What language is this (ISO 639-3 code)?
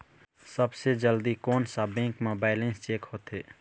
hne